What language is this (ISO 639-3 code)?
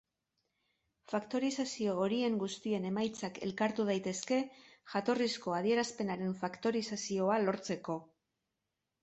eus